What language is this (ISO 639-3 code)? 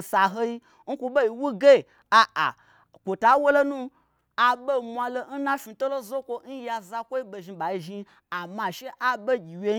gbr